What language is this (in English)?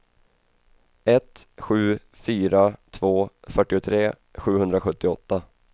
Swedish